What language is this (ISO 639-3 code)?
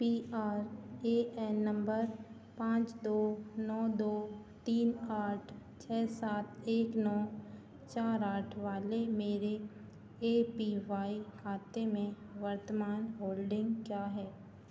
hin